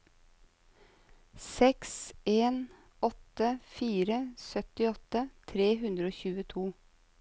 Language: Norwegian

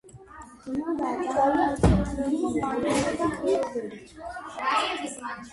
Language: Georgian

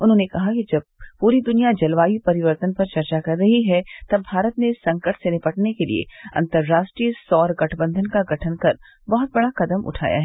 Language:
Hindi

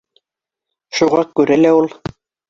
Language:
Bashkir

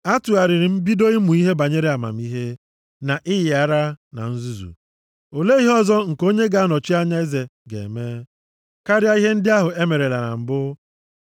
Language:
Igbo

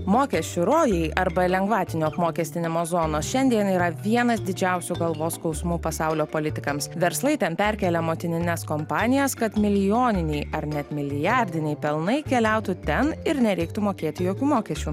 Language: Lithuanian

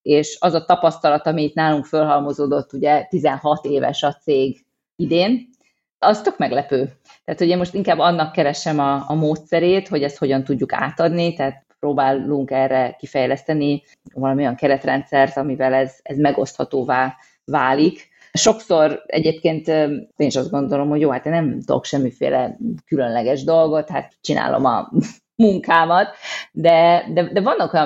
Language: Hungarian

